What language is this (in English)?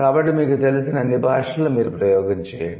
Telugu